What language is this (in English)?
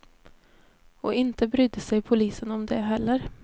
Swedish